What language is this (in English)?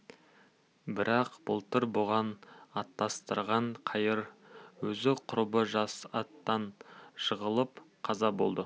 Kazakh